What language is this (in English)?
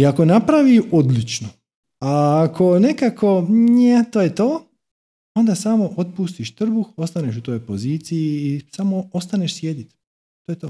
Croatian